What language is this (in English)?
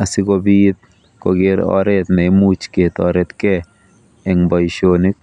Kalenjin